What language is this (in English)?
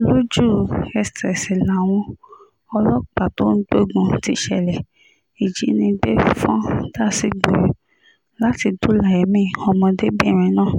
Yoruba